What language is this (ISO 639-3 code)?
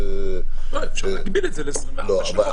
heb